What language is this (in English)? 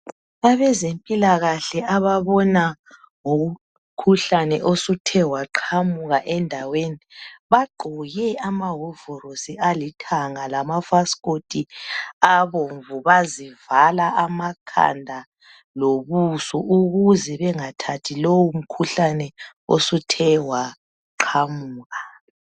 North Ndebele